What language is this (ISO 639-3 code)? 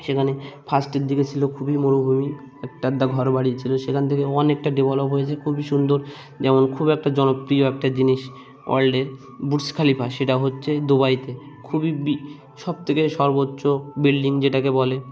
ben